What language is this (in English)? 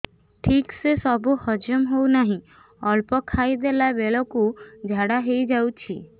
Odia